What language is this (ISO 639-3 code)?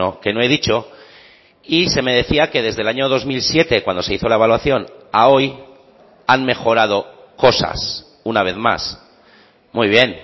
spa